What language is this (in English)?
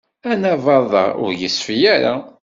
Kabyle